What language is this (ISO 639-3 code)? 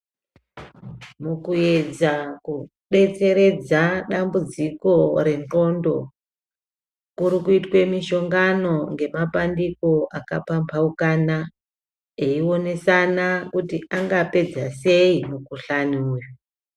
ndc